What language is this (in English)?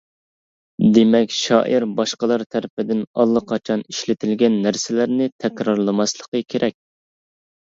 Uyghur